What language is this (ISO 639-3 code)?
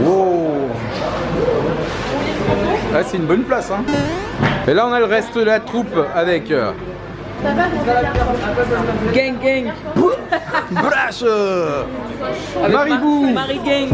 fra